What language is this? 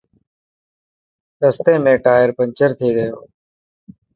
Dhatki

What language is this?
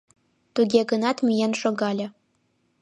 Mari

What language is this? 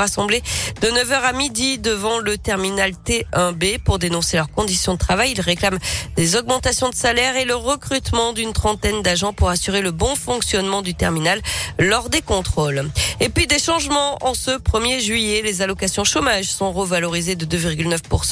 French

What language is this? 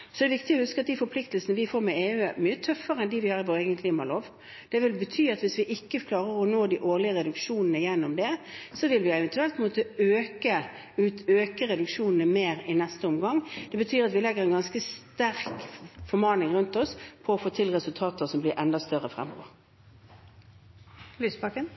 Norwegian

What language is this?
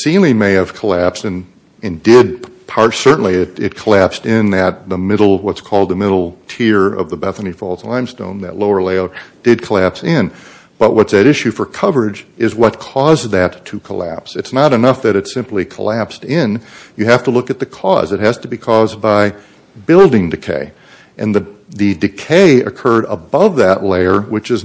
English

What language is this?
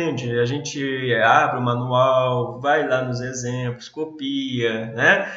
Portuguese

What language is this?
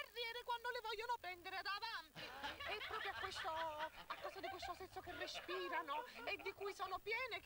Italian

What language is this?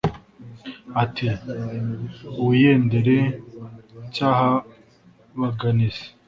Kinyarwanda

